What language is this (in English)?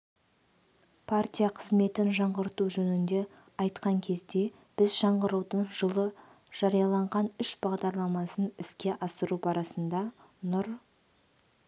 Kazakh